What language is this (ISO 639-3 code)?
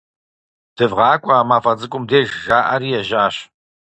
kbd